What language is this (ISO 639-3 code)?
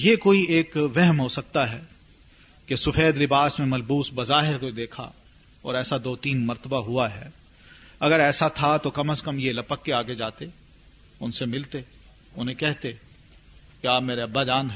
urd